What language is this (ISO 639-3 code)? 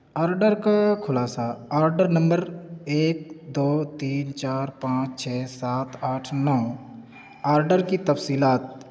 urd